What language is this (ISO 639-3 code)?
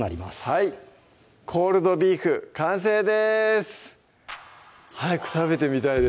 jpn